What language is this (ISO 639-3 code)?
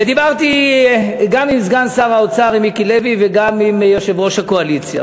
heb